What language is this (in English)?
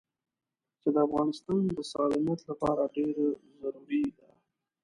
Pashto